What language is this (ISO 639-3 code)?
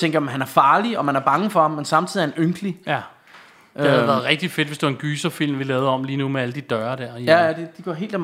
dan